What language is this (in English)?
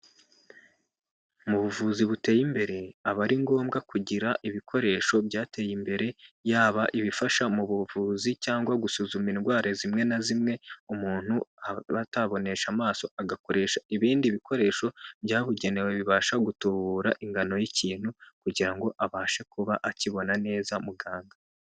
Kinyarwanda